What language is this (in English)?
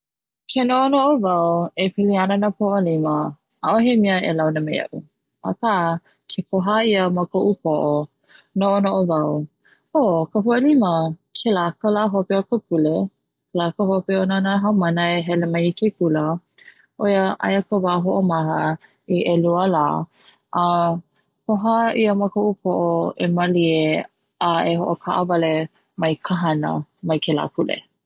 Hawaiian